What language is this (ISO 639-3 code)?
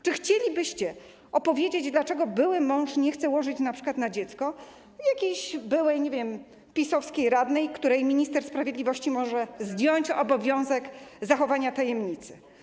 pol